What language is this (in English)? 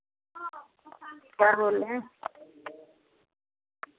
Hindi